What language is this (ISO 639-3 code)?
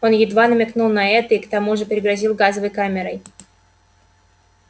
rus